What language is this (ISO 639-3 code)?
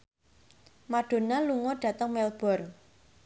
jav